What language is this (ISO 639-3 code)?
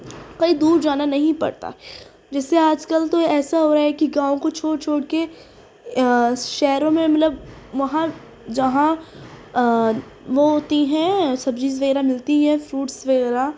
urd